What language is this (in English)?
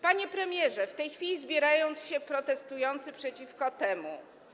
Polish